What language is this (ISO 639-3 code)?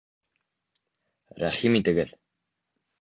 bak